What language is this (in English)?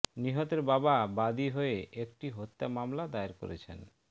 Bangla